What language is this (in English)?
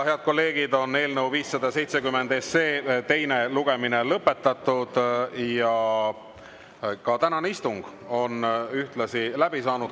Estonian